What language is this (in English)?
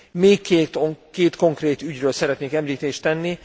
Hungarian